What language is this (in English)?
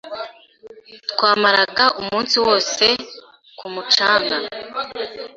Kinyarwanda